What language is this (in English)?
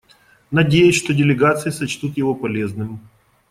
Russian